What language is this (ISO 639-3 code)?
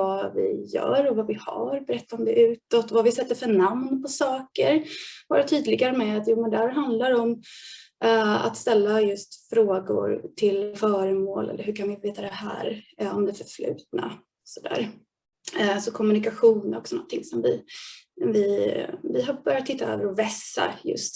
swe